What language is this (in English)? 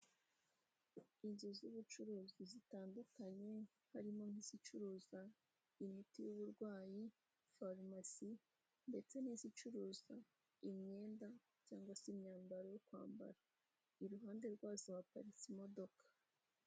Kinyarwanda